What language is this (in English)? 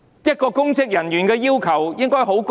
Cantonese